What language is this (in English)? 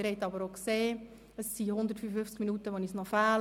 Swiss German